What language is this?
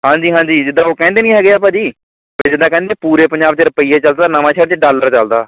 Punjabi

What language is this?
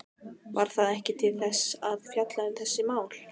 Icelandic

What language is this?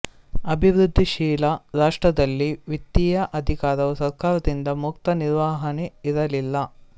Kannada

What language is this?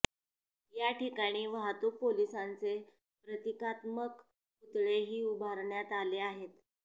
Marathi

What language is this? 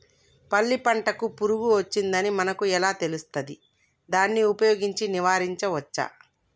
Telugu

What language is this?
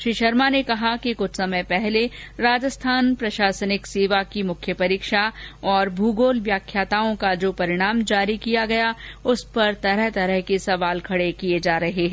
Hindi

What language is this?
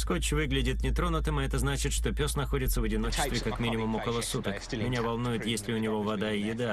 Russian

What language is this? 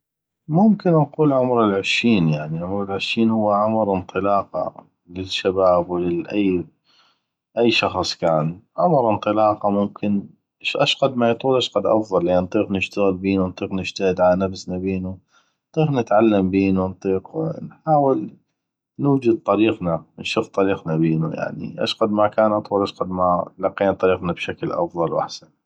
North Mesopotamian Arabic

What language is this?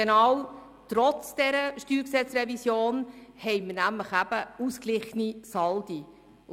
Swiss German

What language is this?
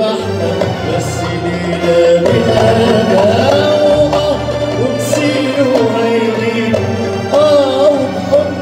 Arabic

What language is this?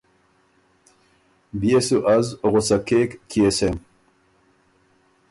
Ormuri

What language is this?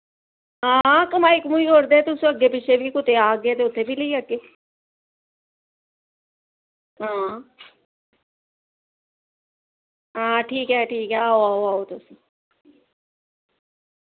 Dogri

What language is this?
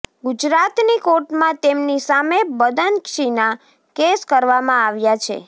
Gujarati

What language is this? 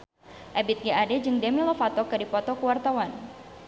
Sundanese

